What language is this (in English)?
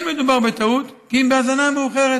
Hebrew